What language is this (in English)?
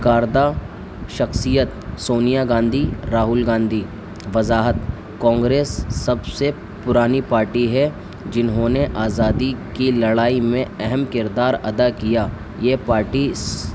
Urdu